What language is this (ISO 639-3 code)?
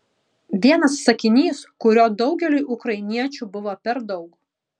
lit